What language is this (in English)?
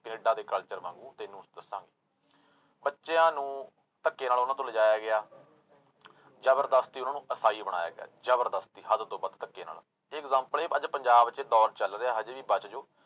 Punjabi